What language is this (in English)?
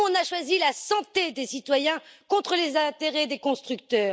French